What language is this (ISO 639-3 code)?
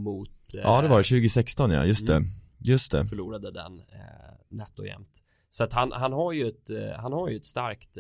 swe